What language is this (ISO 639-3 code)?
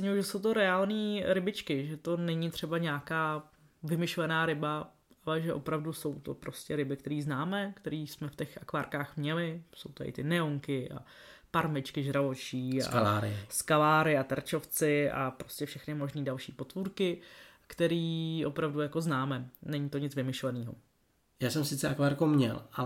ces